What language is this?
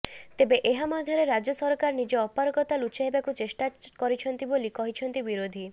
Odia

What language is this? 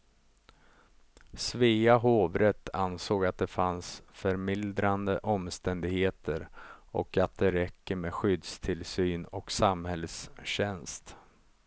Swedish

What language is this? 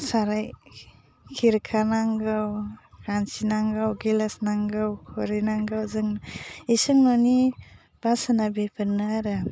Bodo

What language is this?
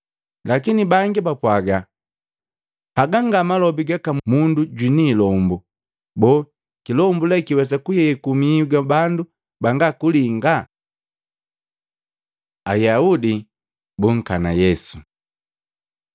Matengo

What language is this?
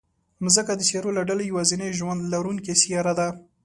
Pashto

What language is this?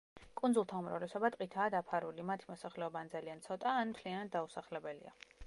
Georgian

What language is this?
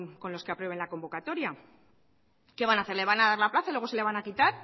Spanish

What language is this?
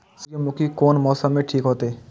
Maithili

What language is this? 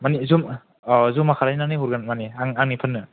Bodo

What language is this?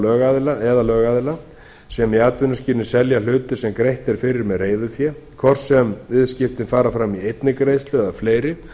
Icelandic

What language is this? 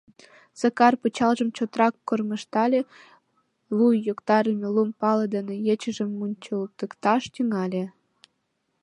Mari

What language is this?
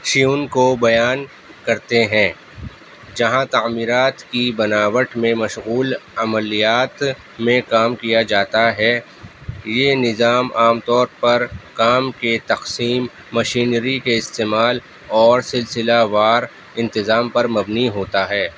Urdu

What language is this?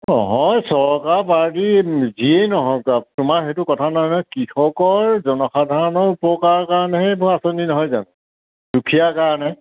Assamese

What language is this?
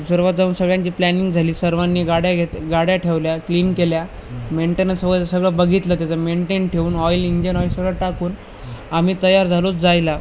Marathi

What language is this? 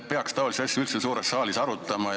Estonian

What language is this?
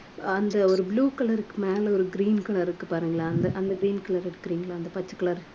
Tamil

